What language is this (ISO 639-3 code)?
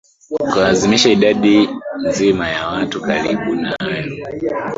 swa